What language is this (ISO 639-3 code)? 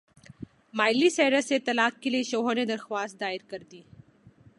urd